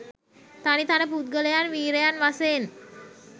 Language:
Sinhala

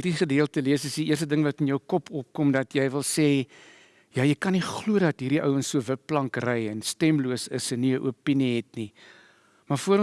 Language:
Dutch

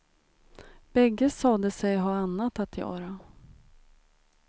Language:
Swedish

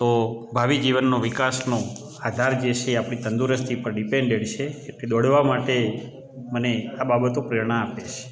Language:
Gujarati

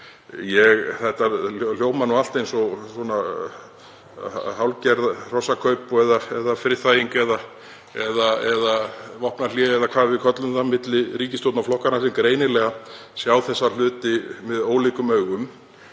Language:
Icelandic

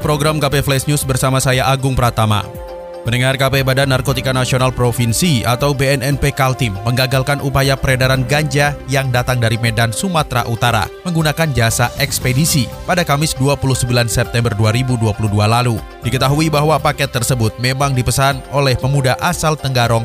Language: Indonesian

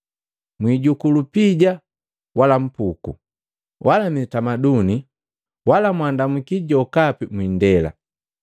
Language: Matengo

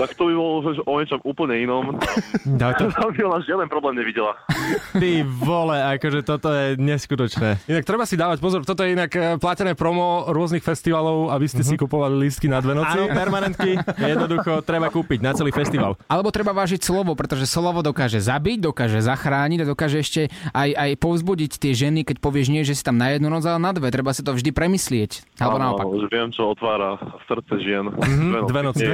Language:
Slovak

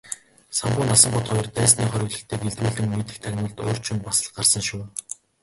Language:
Mongolian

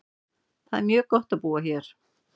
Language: Icelandic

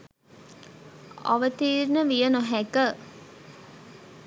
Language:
Sinhala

